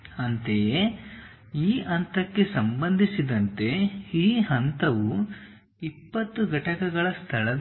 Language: Kannada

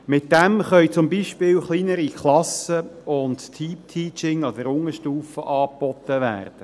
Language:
Swiss German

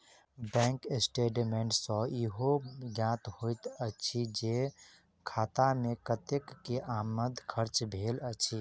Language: Maithili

